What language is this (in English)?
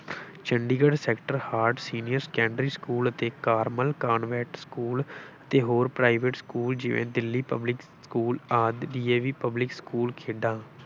Punjabi